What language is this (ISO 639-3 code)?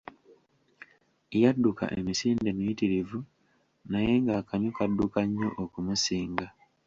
lug